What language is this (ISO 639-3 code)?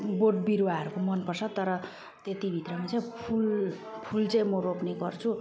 nep